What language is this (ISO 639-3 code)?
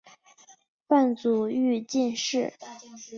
zho